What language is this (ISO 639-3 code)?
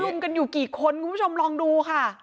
tha